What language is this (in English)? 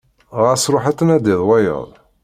Kabyle